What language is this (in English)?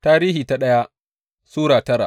Hausa